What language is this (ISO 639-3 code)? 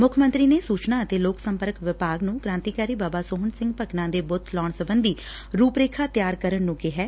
pan